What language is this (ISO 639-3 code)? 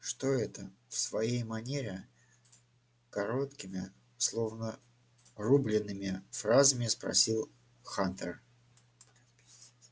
rus